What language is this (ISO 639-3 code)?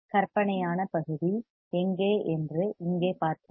tam